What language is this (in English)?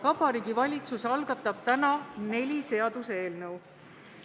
Estonian